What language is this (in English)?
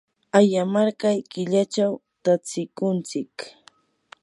Yanahuanca Pasco Quechua